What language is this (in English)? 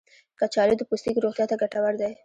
Pashto